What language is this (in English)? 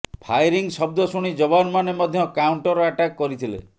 Odia